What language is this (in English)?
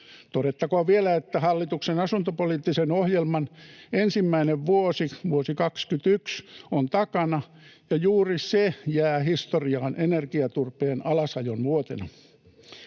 Finnish